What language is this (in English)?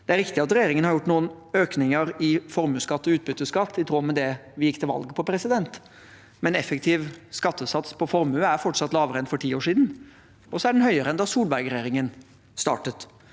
Norwegian